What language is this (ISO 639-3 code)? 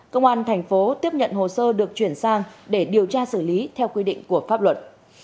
vie